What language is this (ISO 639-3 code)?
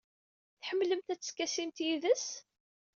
kab